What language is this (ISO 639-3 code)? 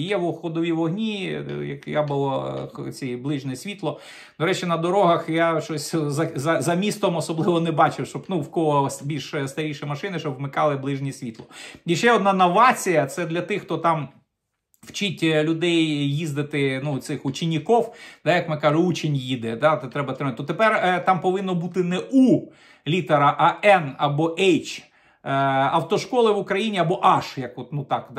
ukr